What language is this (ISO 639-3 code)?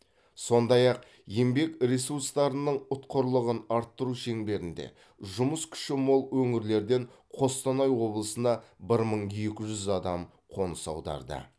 kaz